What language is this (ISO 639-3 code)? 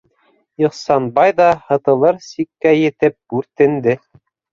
bak